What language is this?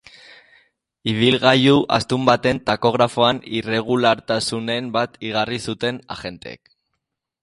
Basque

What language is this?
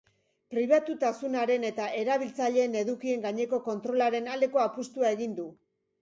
Basque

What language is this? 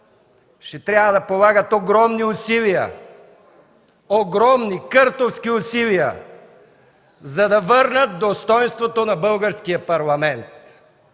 Bulgarian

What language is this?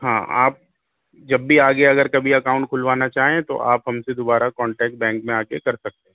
Urdu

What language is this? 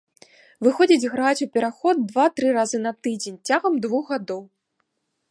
Belarusian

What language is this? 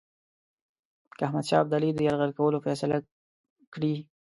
Pashto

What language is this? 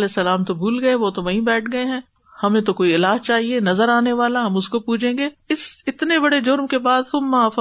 Urdu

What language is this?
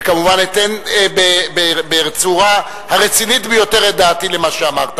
Hebrew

